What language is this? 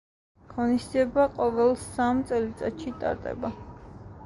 Georgian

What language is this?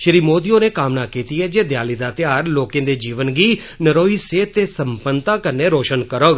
Dogri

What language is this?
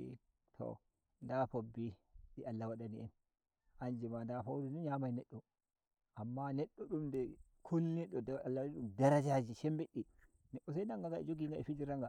Nigerian Fulfulde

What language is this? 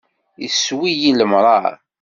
Kabyle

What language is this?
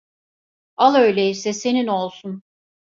Turkish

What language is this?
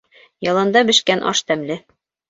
Bashkir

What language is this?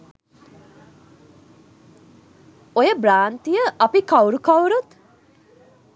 Sinhala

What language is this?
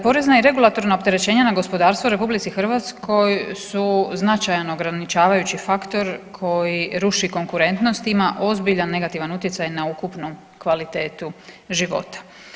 Croatian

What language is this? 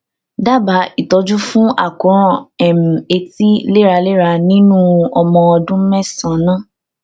Yoruba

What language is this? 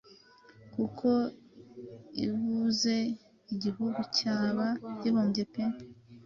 Kinyarwanda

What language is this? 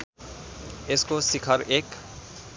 Nepali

